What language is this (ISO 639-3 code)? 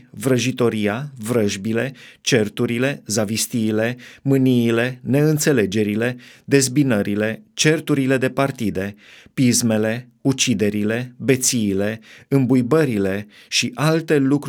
ron